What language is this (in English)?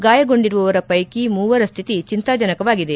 Kannada